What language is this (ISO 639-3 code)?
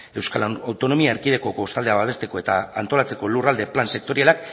eus